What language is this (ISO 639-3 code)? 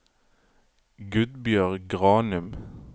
nor